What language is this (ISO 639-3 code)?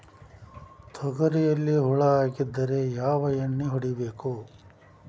kan